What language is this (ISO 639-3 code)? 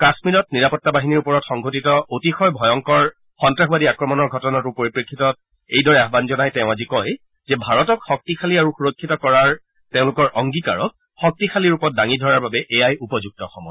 asm